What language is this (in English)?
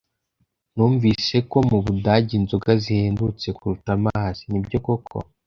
Kinyarwanda